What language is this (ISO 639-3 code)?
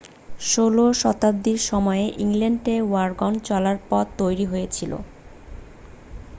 ben